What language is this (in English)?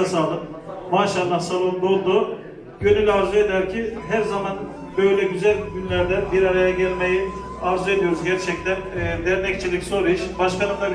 Turkish